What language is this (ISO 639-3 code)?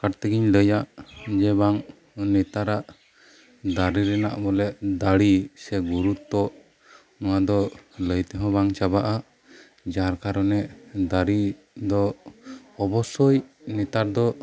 sat